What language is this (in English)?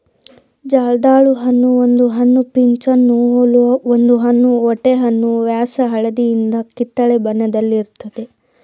Kannada